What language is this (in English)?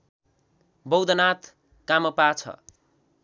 Nepali